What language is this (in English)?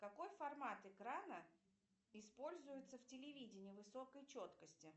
Russian